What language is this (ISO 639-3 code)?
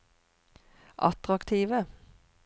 nor